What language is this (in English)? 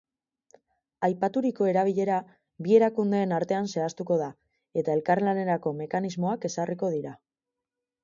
Basque